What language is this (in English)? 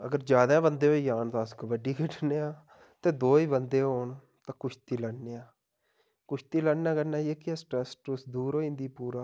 Dogri